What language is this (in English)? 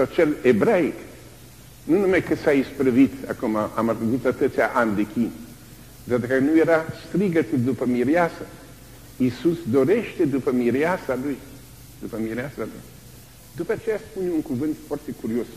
Romanian